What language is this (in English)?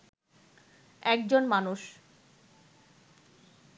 Bangla